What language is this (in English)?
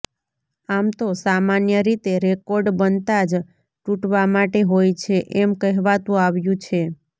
Gujarati